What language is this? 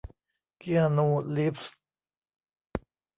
Thai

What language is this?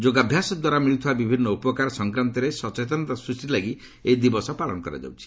Odia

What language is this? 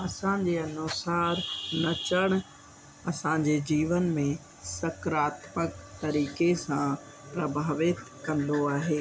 Sindhi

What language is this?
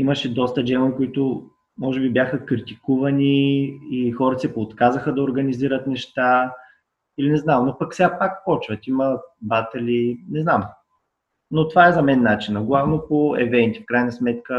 Bulgarian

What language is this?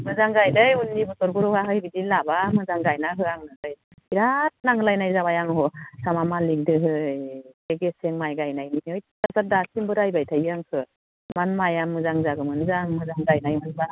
Bodo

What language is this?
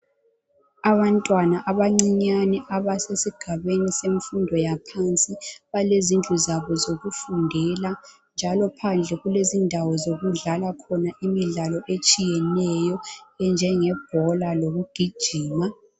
North Ndebele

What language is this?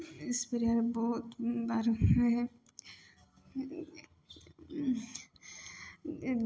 Maithili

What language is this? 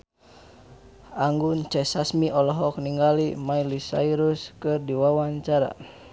Sundanese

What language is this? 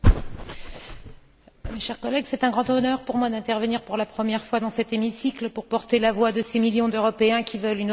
French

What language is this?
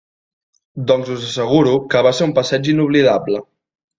Catalan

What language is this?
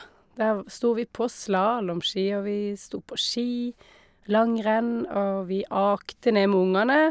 Norwegian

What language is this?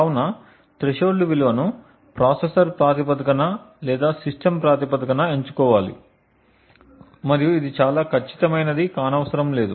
Telugu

